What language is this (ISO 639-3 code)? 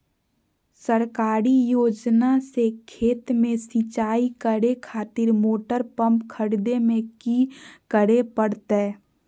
mag